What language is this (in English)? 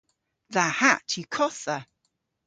Cornish